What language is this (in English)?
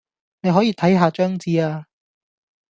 Cantonese